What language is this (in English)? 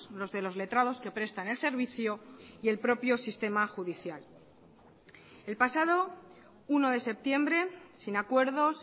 Spanish